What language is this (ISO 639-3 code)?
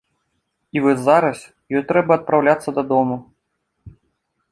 bel